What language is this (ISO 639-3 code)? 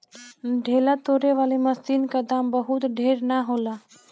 bho